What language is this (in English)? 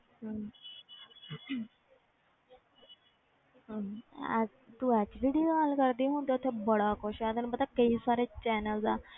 Punjabi